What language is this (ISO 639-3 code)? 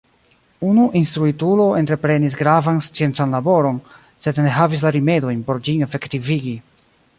epo